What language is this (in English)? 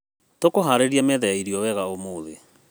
Kikuyu